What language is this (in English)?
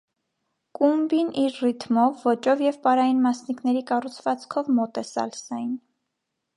Armenian